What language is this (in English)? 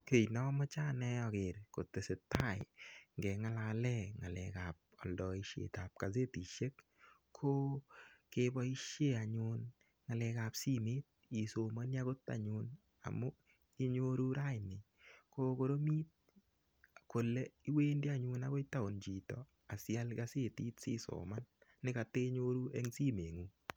Kalenjin